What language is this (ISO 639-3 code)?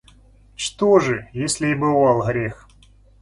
rus